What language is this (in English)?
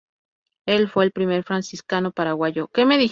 Spanish